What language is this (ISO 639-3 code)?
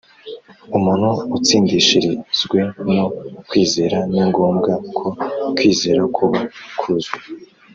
kin